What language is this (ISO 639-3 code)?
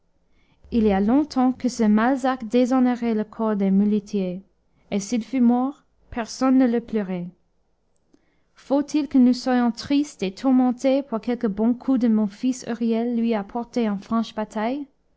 fra